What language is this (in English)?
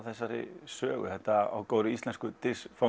Icelandic